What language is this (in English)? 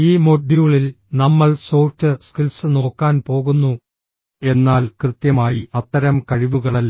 Malayalam